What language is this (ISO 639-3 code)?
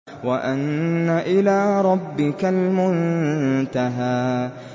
ara